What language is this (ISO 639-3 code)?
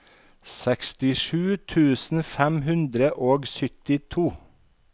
nor